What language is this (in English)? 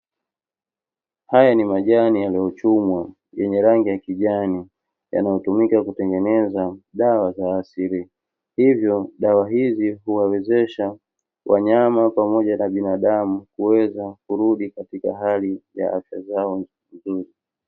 Swahili